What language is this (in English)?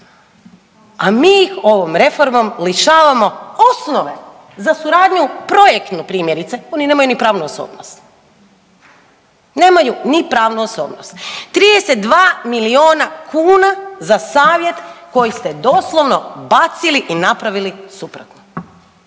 Croatian